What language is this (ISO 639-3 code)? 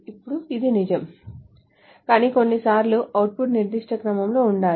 tel